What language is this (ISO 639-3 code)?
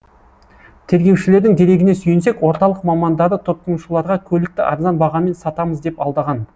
kaz